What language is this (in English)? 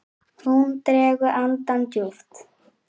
Icelandic